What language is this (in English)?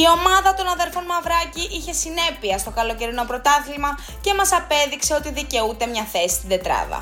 Greek